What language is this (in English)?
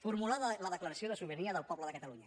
Catalan